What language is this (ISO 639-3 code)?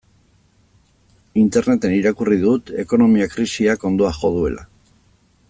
eus